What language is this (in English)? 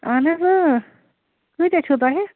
Kashmiri